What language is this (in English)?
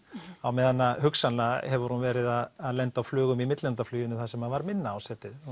Icelandic